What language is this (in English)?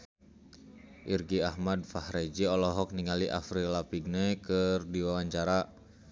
Sundanese